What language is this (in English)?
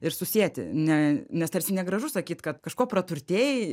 Lithuanian